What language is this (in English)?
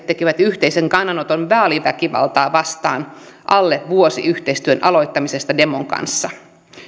Finnish